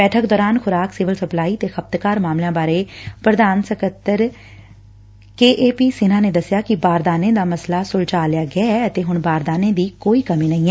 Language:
Punjabi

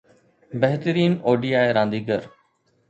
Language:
Sindhi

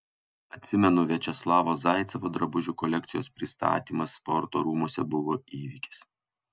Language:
Lithuanian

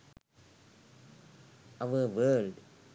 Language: Sinhala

